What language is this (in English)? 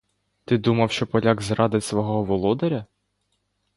Ukrainian